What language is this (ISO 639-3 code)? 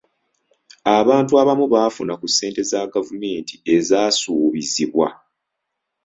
lug